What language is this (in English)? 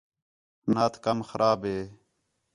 Khetrani